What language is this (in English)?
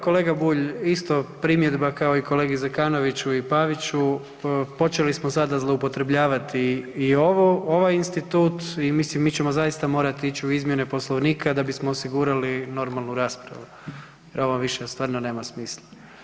Croatian